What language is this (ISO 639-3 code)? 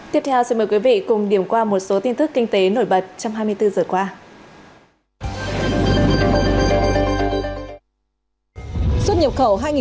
vie